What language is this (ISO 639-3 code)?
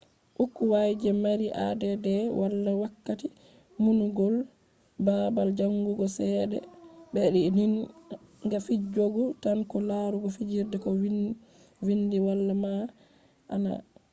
ful